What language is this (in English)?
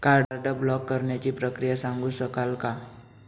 Marathi